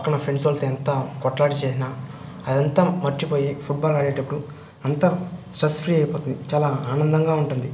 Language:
Telugu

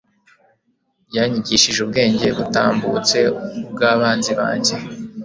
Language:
Kinyarwanda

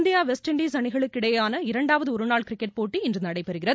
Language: Tamil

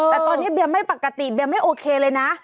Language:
Thai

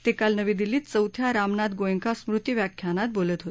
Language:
Marathi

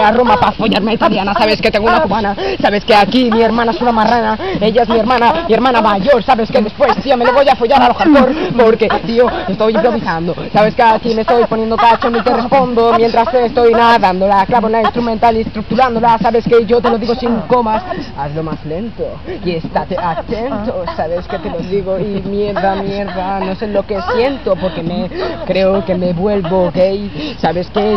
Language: Spanish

